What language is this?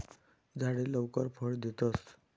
Marathi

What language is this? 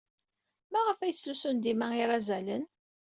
Kabyle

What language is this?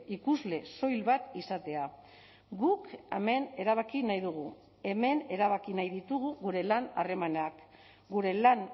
Basque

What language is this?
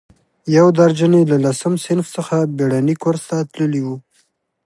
Pashto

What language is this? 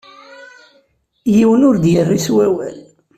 Kabyle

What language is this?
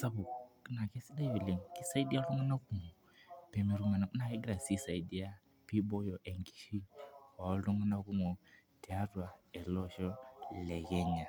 Masai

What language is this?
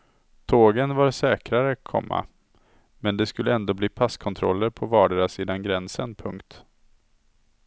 Swedish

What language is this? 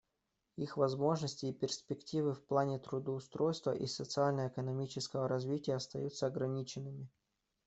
Russian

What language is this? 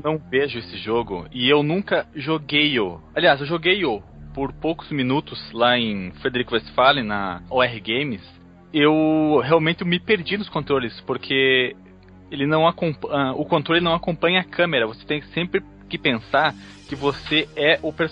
Portuguese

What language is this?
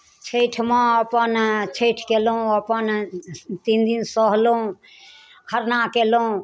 Maithili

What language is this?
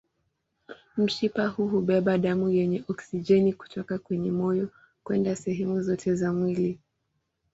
Swahili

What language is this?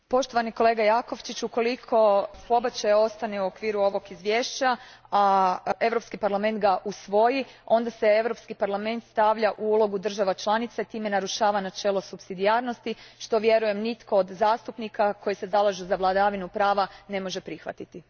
Croatian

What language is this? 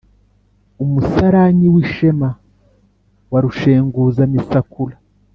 Kinyarwanda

